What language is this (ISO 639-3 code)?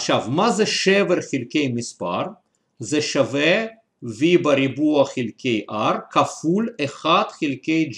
heb